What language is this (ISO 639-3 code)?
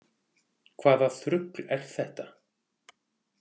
isl